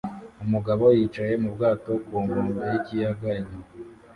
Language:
Kinyarwanda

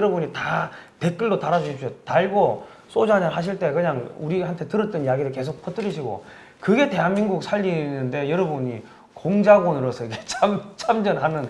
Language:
Korean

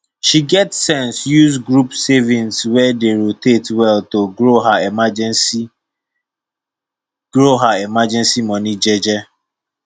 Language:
Nigerian Pidgin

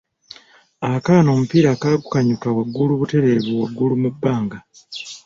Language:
Ganda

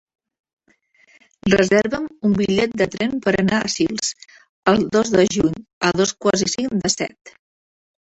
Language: Catalan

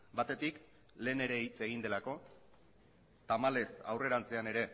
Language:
Basque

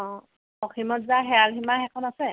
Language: Assamese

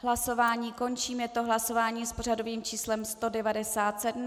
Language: Czech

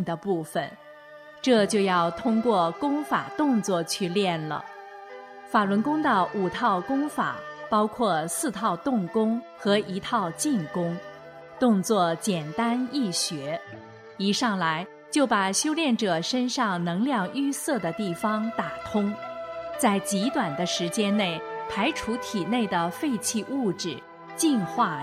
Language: Chinese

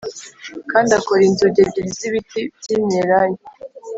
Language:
Kinyarwanda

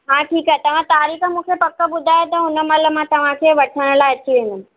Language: Sindhi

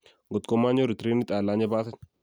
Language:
Kalenjin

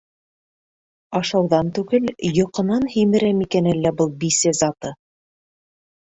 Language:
Bashkir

